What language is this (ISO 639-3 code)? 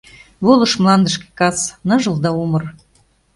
chm